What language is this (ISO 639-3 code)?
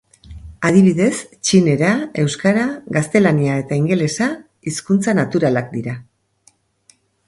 eus